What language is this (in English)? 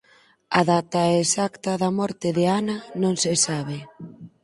Galician